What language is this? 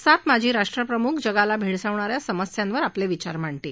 Marathi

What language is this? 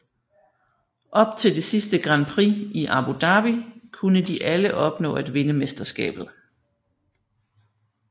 Danish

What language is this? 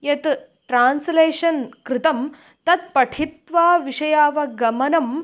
Sanskrit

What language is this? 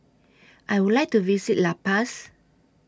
English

